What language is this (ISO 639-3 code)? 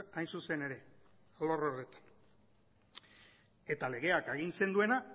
eus